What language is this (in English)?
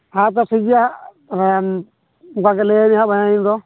Santali